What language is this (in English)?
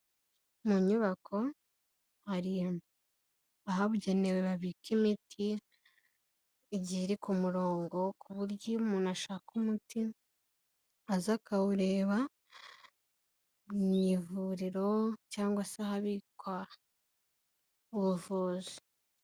Kinyarwanda